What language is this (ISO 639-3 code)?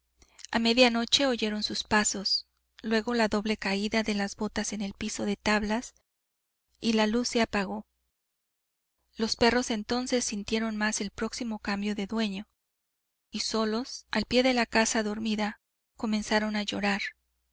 spa